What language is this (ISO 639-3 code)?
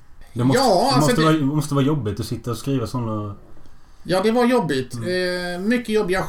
swe